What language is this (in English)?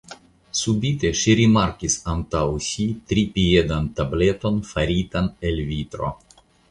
Esperanto